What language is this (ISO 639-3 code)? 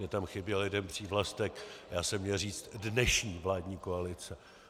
ces